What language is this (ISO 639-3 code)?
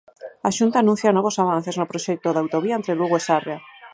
glg